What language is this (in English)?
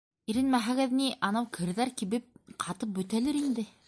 Bashkir